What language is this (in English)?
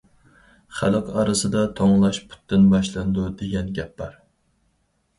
Uyghur